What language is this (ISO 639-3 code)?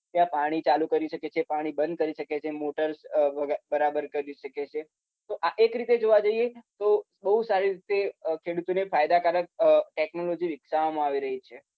guj